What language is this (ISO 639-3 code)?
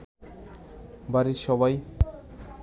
ben